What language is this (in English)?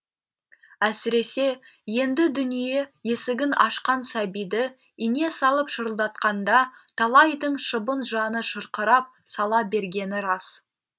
Kazakh